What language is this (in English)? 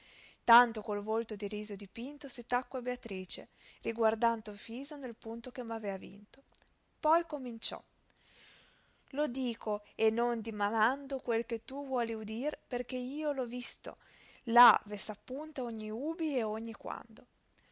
Italian